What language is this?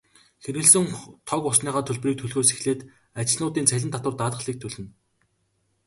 Mongolian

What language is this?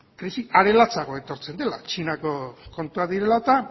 Basque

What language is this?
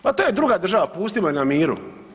Croatian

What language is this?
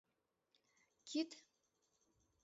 Mari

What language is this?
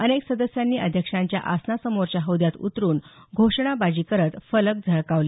Marathi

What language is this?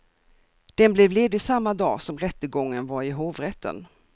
Swedish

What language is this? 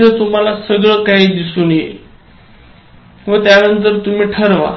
Marathi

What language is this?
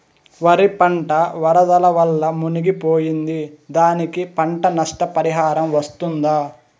Telugu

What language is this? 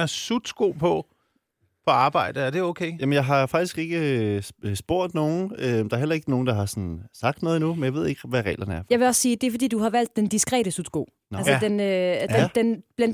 Danish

